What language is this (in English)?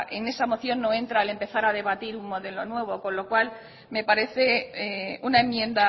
Spanish